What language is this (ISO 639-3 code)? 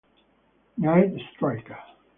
ita